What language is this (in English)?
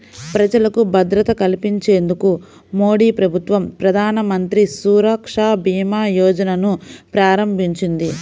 Telugu